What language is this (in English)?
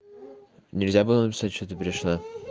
Russian